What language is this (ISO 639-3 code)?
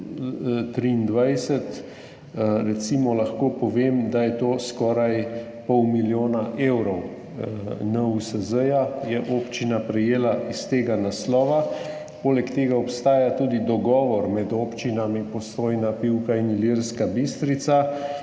slv